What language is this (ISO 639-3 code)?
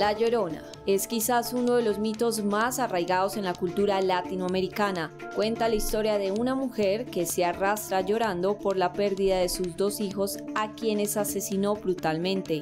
spa